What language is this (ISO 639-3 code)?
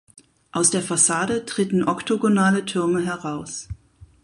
deu